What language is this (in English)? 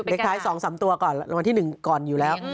Thai